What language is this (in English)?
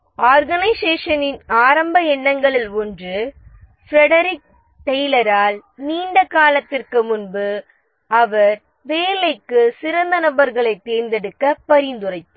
Tamil